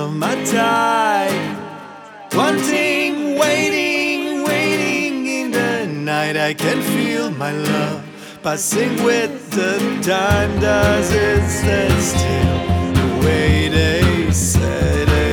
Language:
Croatian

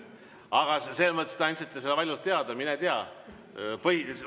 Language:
Estonian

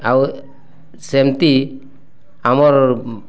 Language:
Odia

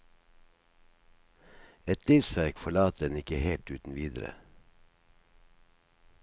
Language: Norwegian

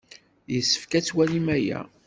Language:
Kabyle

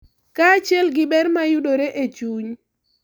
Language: Luo (Kenya and Tanzania)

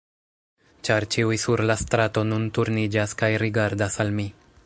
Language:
Esperanto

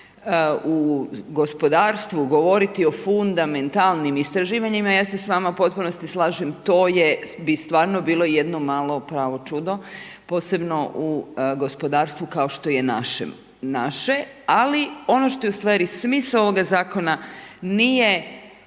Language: Croatian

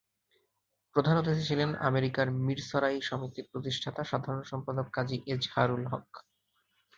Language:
Bangla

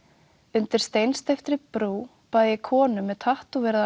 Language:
Icelandic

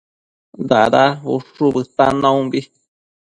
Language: Matsés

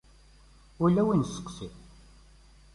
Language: Kabyle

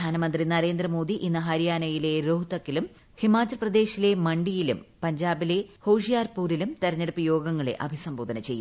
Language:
Malayalam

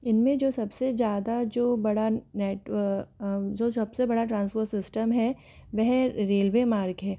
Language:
Hindi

